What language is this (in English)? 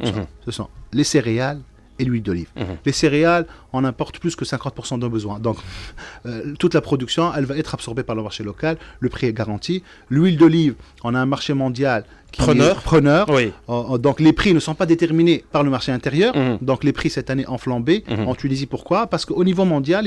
French